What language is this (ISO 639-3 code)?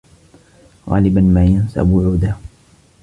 ara